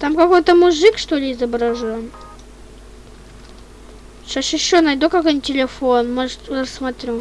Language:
Russian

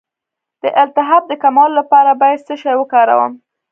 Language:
Pashto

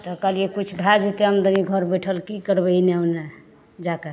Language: Maithili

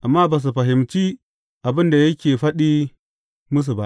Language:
Hausa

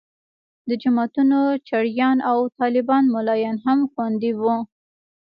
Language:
Pashto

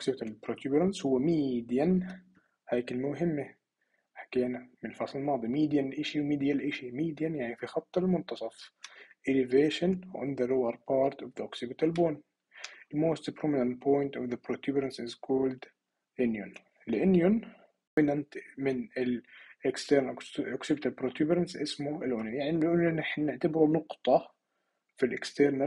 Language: Arabic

